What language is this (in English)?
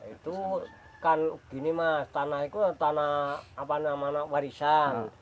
Indonesian